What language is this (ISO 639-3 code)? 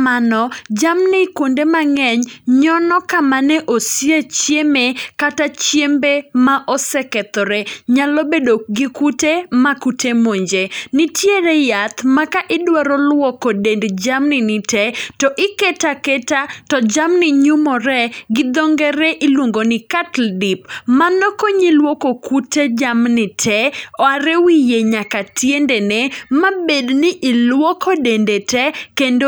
luo